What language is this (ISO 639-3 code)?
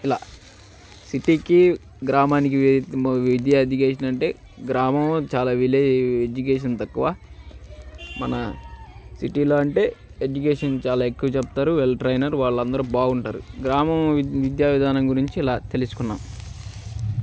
tel